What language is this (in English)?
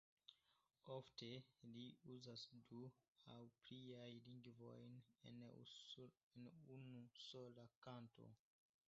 Esperanto